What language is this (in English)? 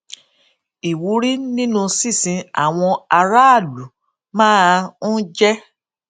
Yoruba